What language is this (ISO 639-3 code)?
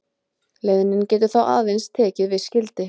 isl